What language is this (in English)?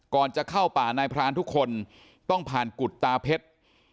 Thai